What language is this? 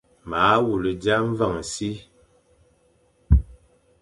Fang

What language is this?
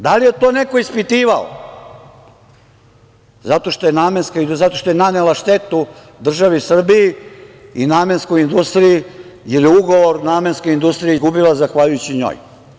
Serbian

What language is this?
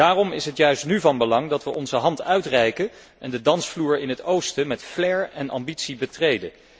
Dutch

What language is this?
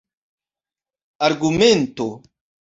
Esperanto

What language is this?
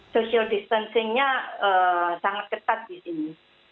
Indonesian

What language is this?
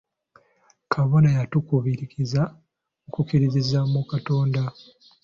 Ganda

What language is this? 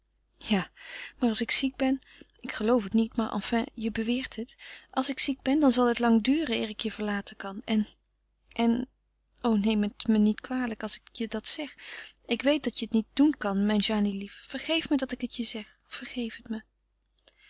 Dutch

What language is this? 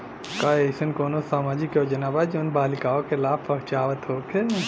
Bhojpuri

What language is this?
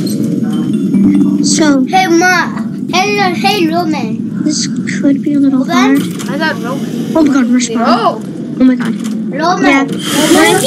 English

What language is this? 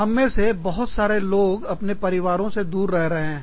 Hindi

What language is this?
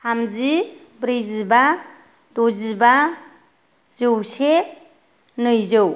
Bodo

